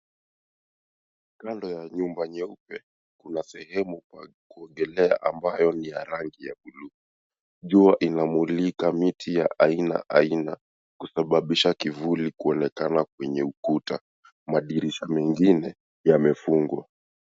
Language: Swahili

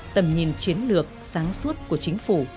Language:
Vietnamese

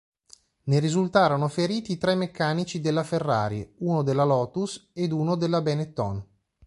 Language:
Italian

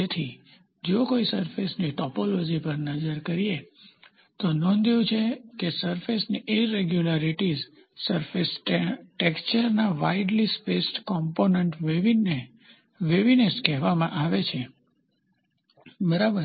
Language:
Gujarati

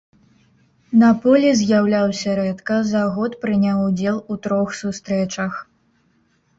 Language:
Belarusian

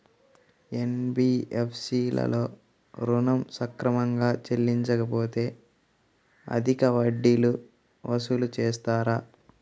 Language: Telugu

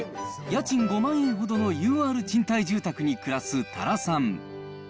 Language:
Japanese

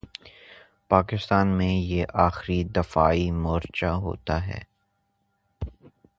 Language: Urdu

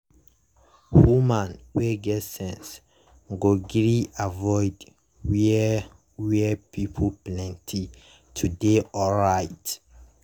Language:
Nigerian Pidgin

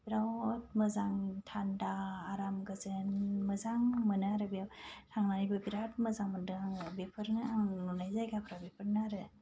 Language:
Bodo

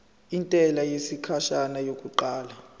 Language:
Zulu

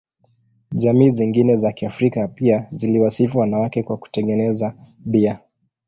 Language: Swahili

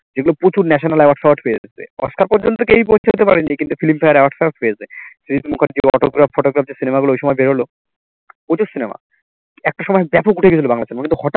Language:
Bangla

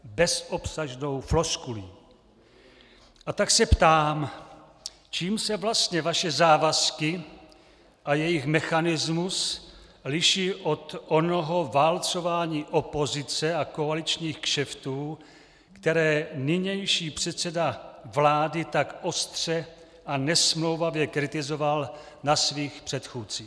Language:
Czech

